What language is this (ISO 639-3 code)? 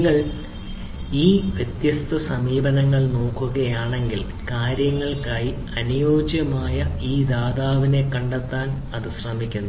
mal